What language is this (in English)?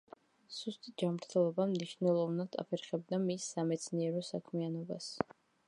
Georgian